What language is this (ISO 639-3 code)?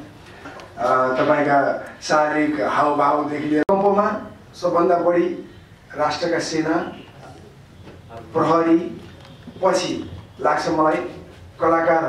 ara